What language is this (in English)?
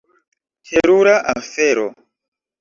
Esperanto